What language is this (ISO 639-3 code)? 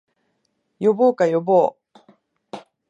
jpn